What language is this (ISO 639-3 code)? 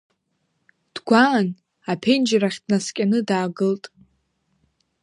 abk